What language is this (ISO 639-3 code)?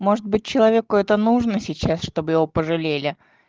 rus